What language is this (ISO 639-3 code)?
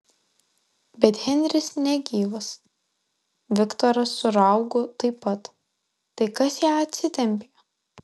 lit